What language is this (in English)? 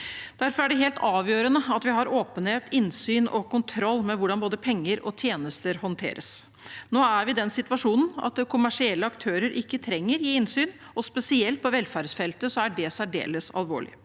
Norwegian